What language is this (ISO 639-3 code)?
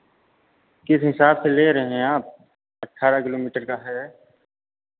hin